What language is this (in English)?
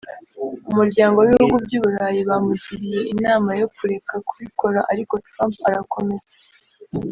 Kinyarwanda